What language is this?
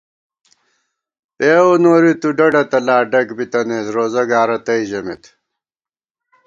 Gawar-Bati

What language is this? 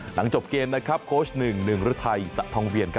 Thai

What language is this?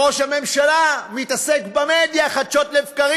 Hebrew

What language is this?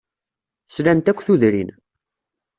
Kabyle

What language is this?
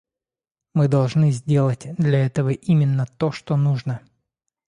Russian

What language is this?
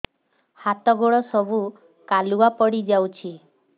Odia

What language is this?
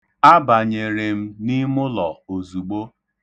Igbo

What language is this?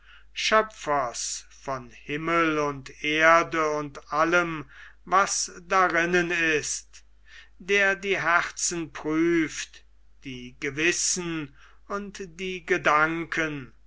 German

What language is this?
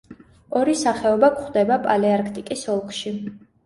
Georgian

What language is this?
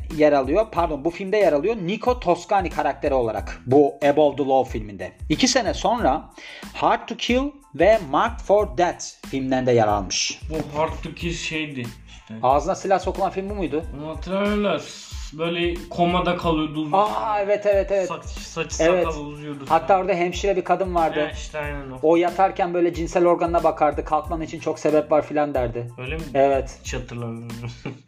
Turkish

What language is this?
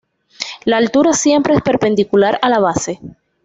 Spanish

